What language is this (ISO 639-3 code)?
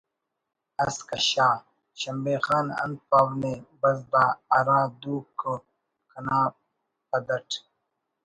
brh